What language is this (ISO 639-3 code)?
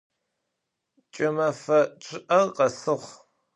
ady